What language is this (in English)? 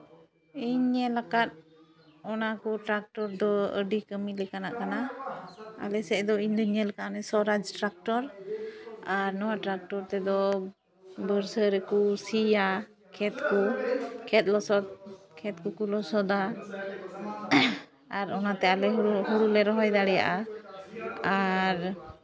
Santali